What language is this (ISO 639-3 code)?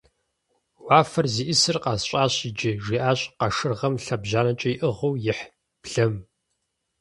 kbd